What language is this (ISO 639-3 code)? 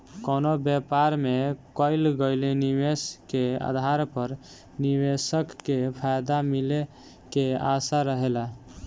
bho